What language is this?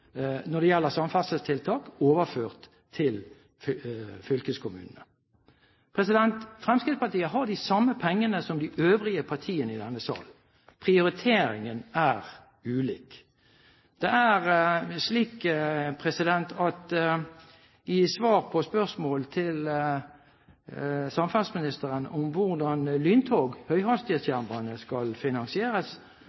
Norwegian Bokmål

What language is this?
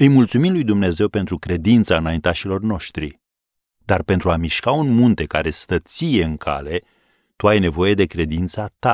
Romanian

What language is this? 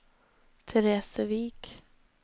Norwegian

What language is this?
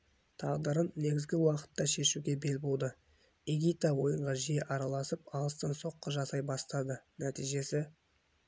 Kazakh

